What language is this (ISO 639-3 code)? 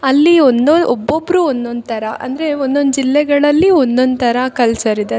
kan